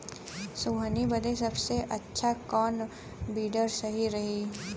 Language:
Bhojpuri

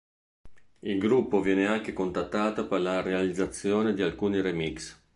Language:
Italian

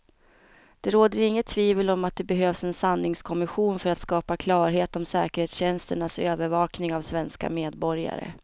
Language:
Swedish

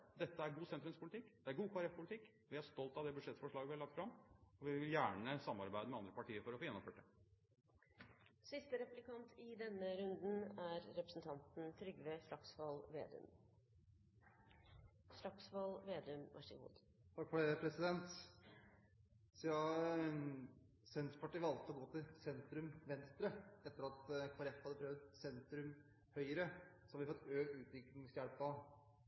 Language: Norwegian Bokmål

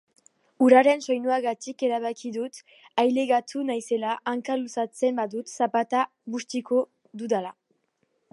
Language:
Basque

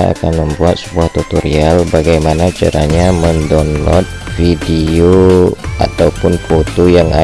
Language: Indonesian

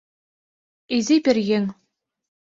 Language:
Mari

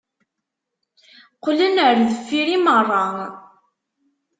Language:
Kabyle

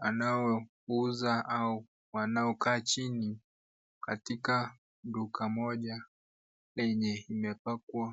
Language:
Swahili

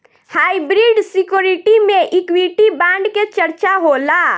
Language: Bhojpuri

